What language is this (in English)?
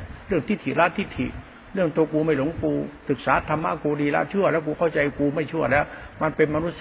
Thai